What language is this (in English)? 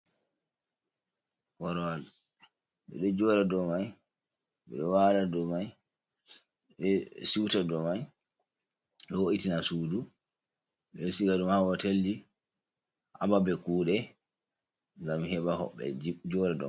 Fula